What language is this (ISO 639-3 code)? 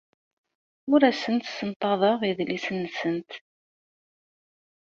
kab